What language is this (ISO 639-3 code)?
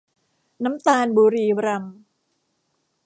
tha